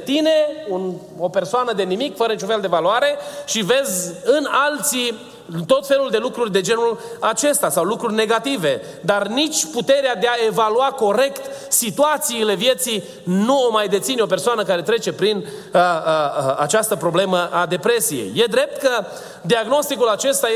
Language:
Romanian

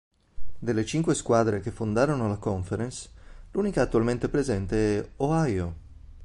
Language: Italian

